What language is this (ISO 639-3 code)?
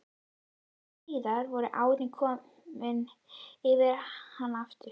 isl